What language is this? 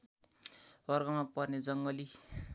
Nepali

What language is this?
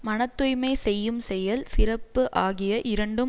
Tamil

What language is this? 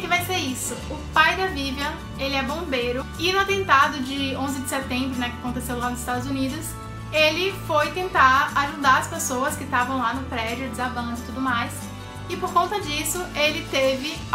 Portuguese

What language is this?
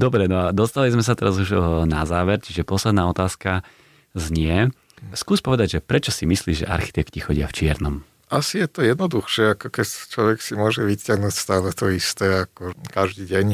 Slovak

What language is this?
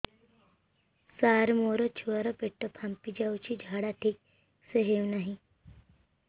Odia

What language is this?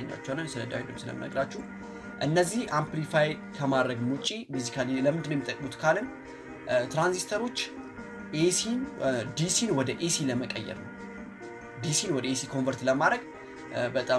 Turkish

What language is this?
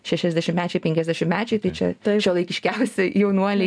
Lithuanian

